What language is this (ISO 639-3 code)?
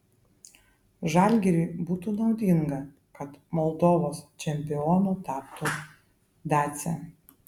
lit